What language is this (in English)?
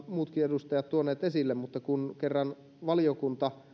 Finnish